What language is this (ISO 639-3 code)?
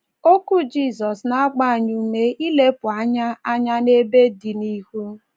ibo